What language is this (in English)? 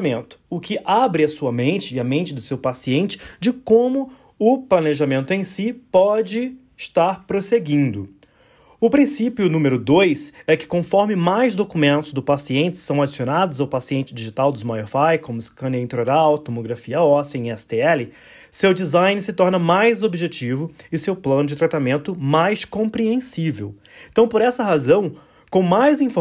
Portuguese